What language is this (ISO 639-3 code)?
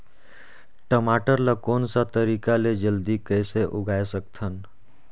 hne